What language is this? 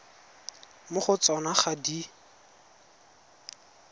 Tswana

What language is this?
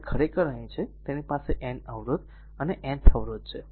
Gujarati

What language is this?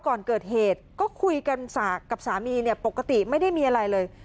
Thai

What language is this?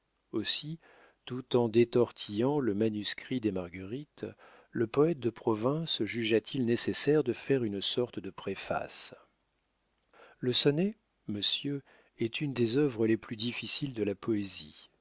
French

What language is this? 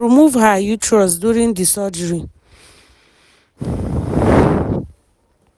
Nigerian Pidgin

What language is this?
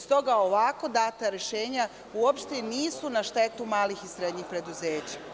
Serbian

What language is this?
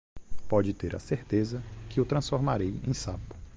Portuguese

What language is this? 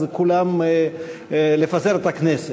Hebrew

